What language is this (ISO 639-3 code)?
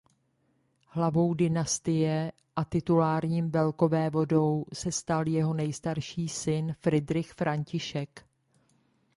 ces